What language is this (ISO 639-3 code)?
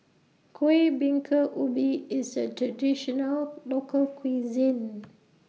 eng